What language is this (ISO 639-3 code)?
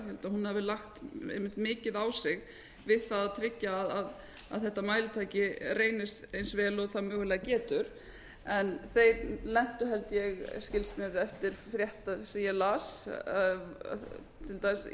isl